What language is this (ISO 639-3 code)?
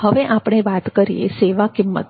guj